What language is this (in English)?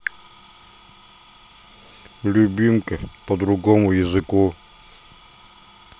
Russian